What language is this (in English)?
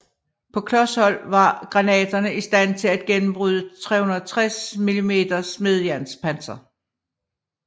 Danish